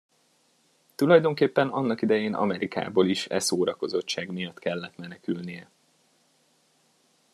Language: Hungarian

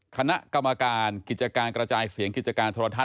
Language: Thai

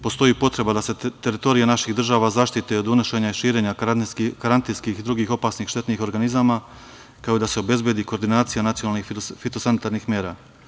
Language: Serbian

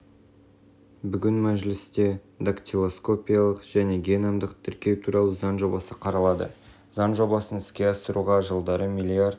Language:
Kazakh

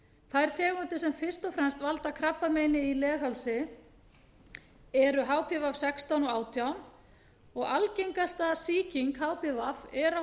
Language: Icelandic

